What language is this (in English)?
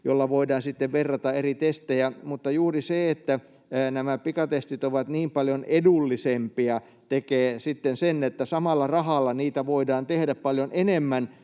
Finnish